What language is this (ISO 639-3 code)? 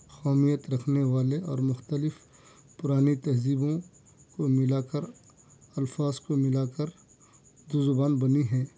urd